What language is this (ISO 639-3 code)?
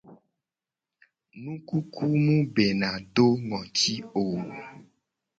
gej